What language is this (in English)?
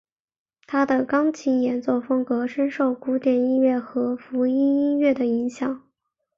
Chinese